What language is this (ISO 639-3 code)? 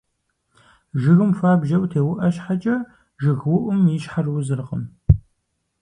kbd